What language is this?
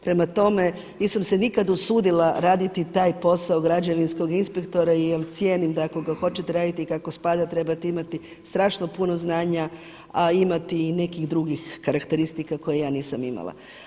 Croatian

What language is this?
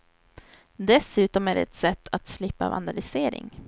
Swedish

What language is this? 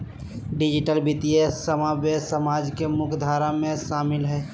Magahi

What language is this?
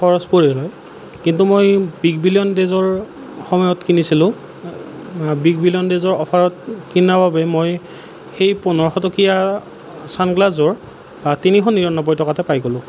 Assamese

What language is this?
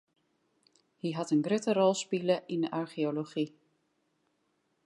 Western Frisian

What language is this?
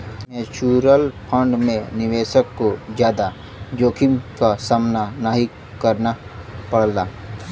Bhojpuri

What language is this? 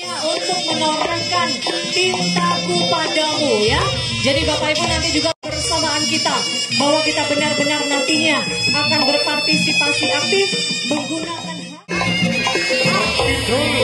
Indonesian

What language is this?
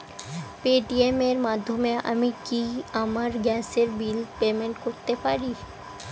Bangla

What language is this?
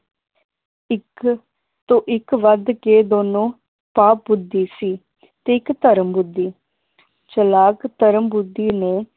Punjabi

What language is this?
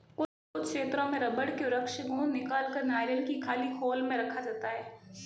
Hindi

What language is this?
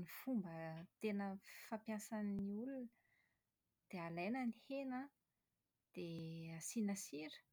Malagasy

